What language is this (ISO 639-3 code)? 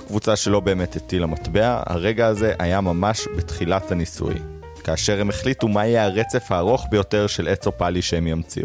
heb